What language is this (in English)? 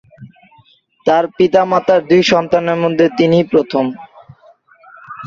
Bangla